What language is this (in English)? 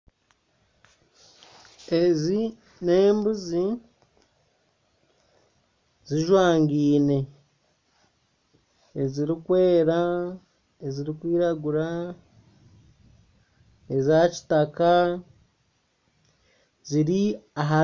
Nyankole